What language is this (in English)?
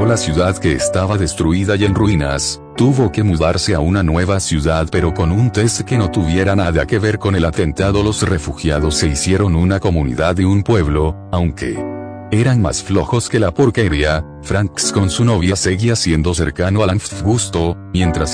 Spanish